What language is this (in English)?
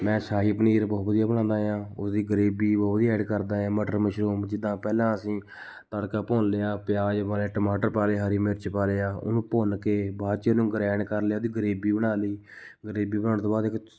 Punjabi